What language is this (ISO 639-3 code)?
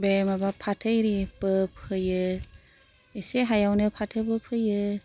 brx